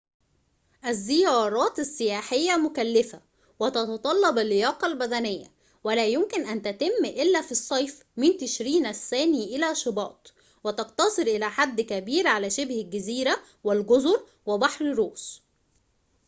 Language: Arabic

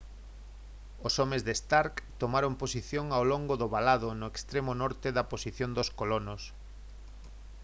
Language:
Galician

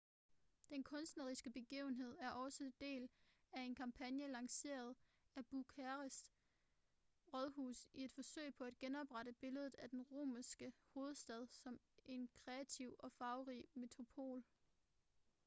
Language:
Danish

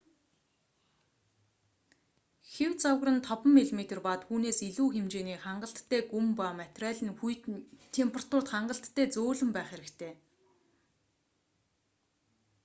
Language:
Mongolian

